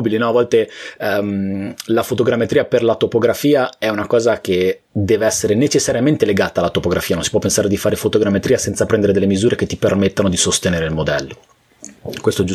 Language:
Italian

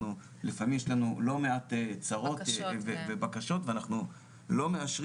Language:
Hebrew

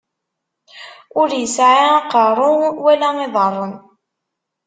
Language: Kabyle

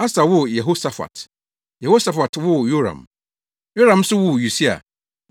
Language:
Akan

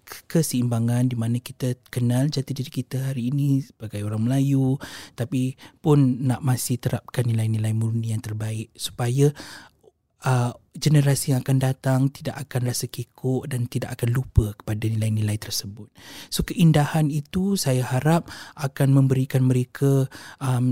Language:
Malay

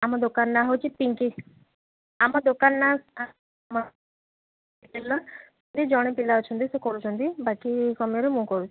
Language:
Odia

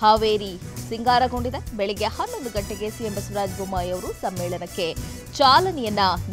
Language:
Hindi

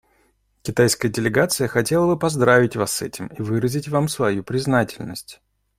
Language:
Russian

